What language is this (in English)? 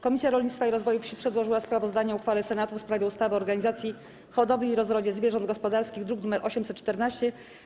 Polish